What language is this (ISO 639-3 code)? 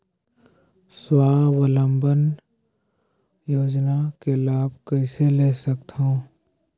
hne